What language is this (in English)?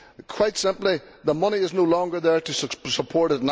English